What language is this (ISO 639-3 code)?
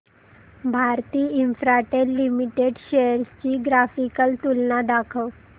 mar